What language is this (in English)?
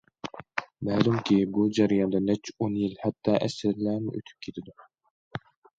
Uyghur